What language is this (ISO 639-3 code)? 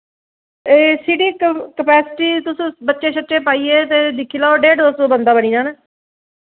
doi